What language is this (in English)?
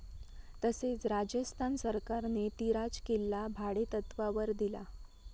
Marathi